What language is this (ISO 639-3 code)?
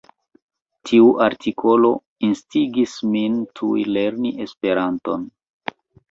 epo